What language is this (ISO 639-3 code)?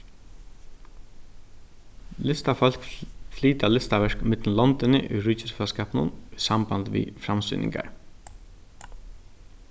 fao